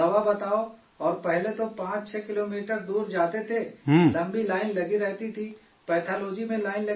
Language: Urdu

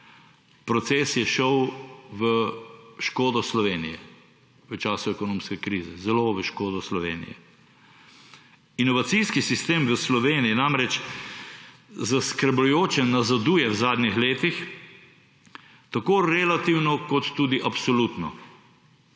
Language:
Slovenian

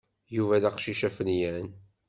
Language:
Kabyle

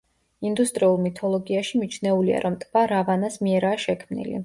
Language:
Georgian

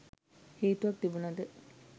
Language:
Sinhala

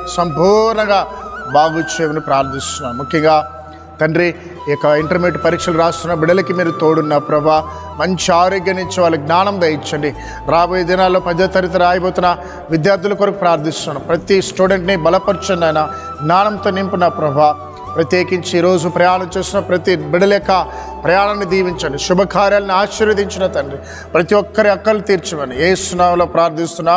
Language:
Telugu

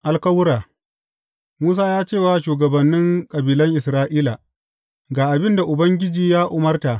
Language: Hausa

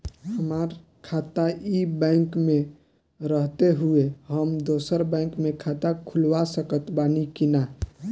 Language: Bhojpuri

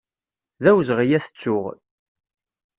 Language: Kabyle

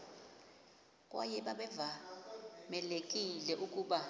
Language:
Xhosa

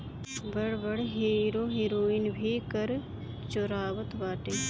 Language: Bhojpuri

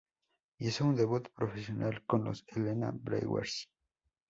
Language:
Spanish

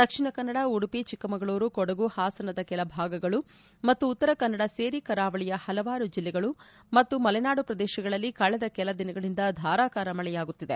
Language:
Kannada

